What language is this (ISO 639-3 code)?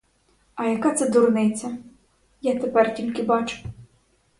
ukr